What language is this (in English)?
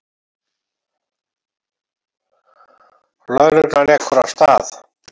Icelandic